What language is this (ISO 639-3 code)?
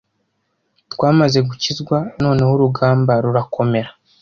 kin